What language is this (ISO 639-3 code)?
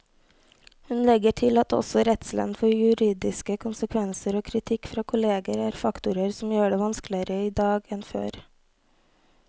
nor